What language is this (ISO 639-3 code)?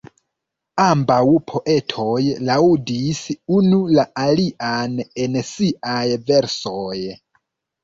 epo